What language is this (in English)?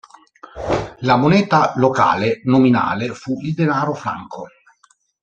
Italian